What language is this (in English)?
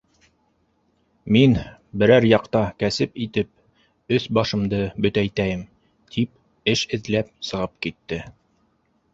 Bashkir